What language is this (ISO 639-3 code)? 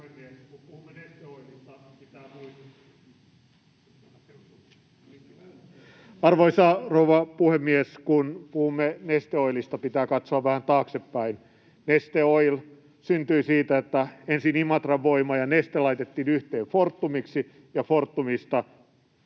fin